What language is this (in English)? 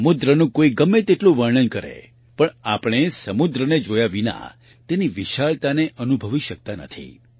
Gujarati